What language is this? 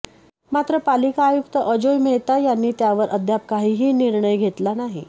Marathi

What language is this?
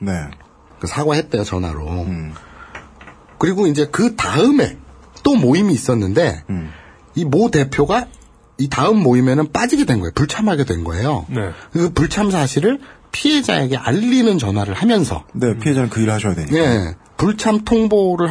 Korean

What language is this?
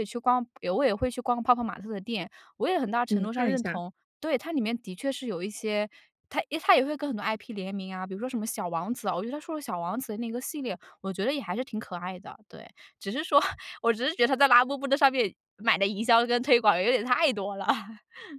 Chinese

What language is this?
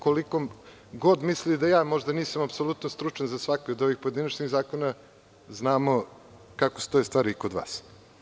Serbian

